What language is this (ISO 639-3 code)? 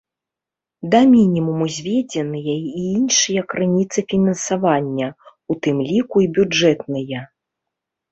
bel